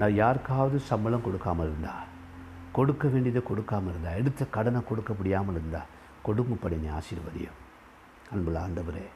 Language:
Tamil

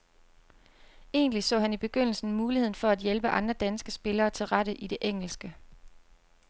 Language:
Danish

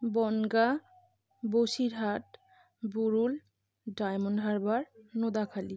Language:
Bangla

